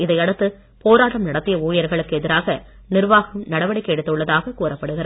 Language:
Tamil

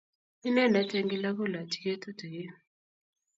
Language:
Kalenjin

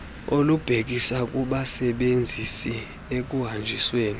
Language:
Xhosa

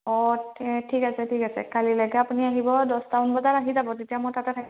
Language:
Assamese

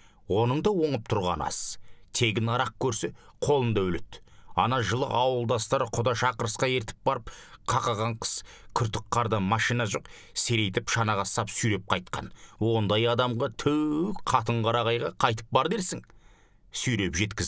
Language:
Turkish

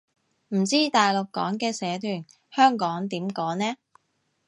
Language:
Cantonese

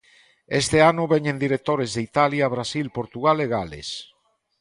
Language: Galician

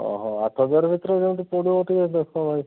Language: Odia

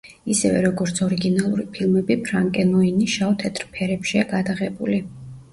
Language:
Georgian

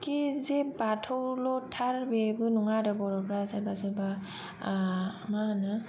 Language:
Bodo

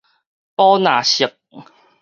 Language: Min Nan Chinese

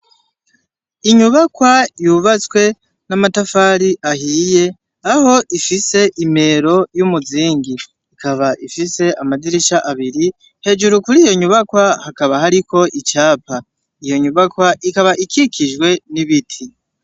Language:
Rundi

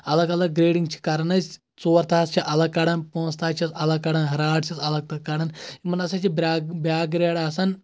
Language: Kashmiri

